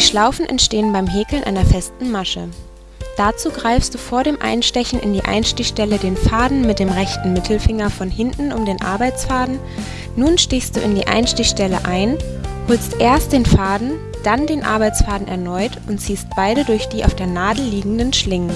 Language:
German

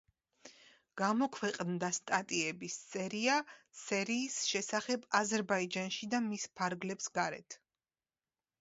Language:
Georgian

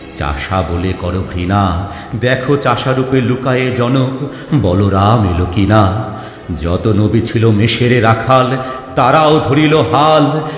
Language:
Bangla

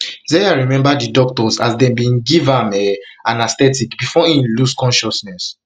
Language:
Nigerian Pidgin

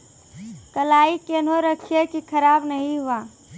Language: Maithili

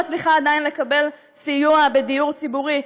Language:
Hebrew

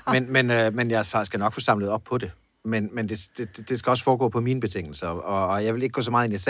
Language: Danish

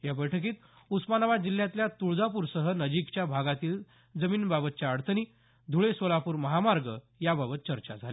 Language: Marathi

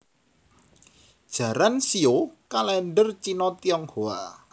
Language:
Javanese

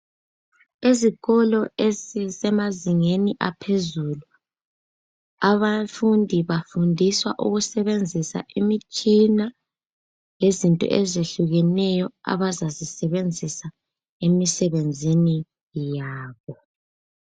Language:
North Ndebele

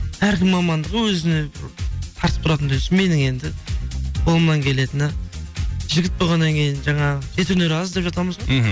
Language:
Kazakh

